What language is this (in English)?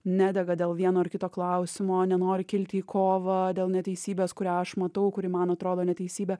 Lithuanian